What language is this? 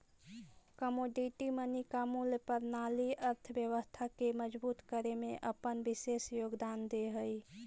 Magahi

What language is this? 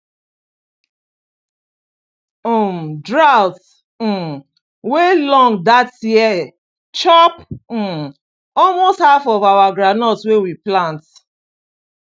Nigerian Pidgin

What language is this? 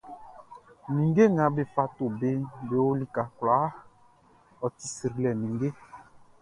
Baoulé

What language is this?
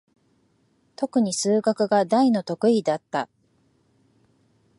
Japanese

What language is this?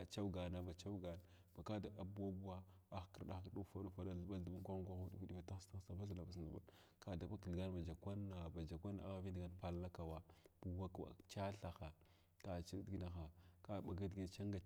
Glavda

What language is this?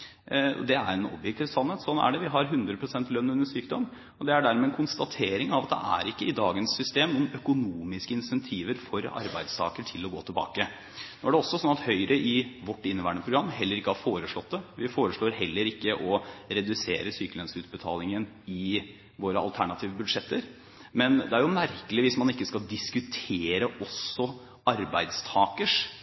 Norwegian Bokmål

